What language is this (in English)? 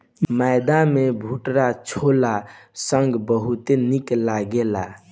Bhojpuri